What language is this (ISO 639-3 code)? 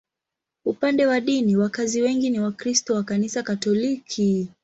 swa